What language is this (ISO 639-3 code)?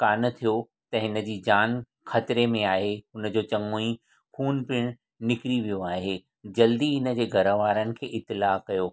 snd